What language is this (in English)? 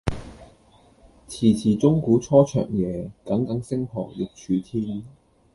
Cantonese